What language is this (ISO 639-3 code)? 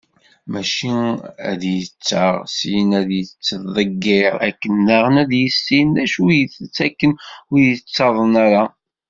kab